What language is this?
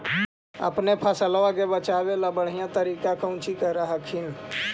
Magahi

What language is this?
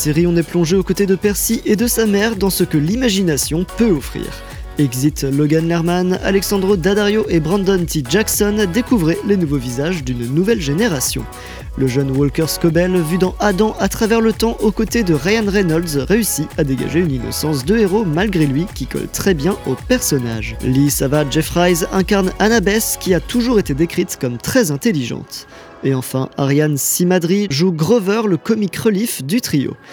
French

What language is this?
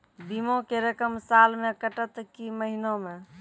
Maithili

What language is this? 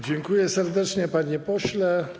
Polish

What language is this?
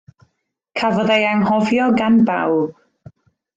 Welsh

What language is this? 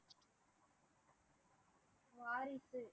Tamil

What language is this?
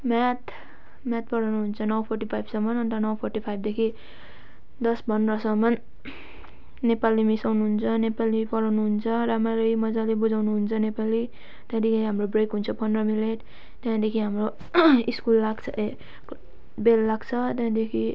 Nepali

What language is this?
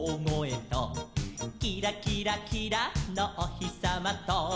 Japanese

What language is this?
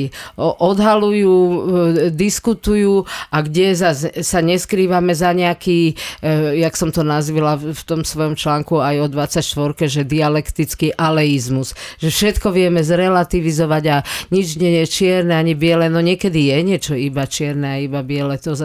Slovak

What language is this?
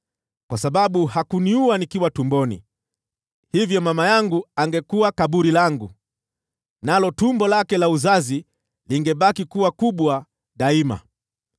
Swahili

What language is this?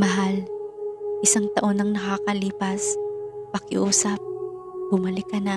Filipino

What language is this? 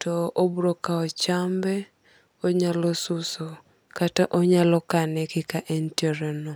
Luo (Kenya and Tanzania)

